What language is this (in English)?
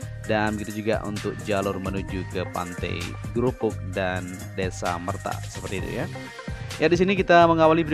Indonesian